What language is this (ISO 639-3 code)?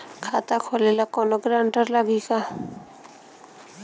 bho